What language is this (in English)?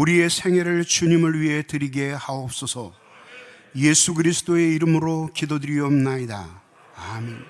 Korean